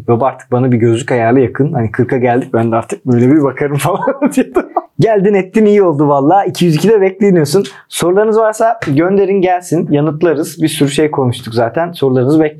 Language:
Turkish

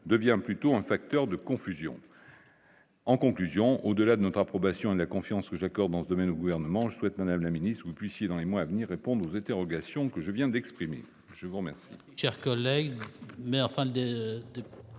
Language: French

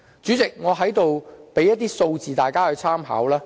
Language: Cantonese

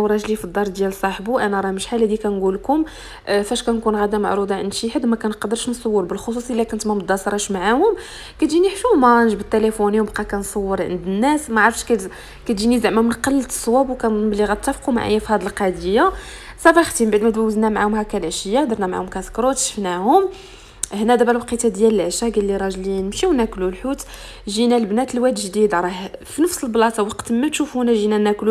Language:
Arabic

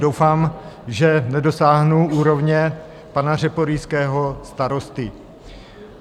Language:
Czech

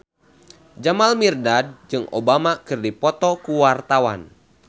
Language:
Sundanese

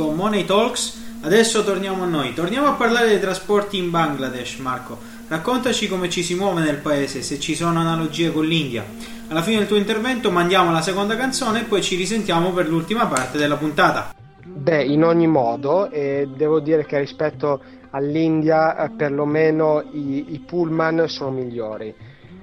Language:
Italian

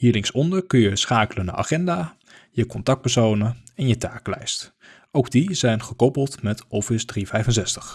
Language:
Dutch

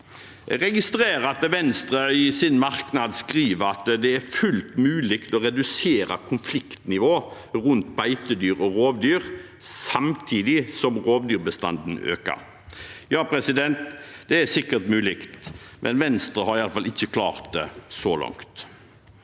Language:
Norwegian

